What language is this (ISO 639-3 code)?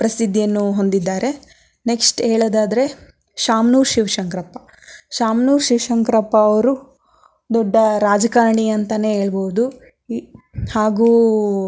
kan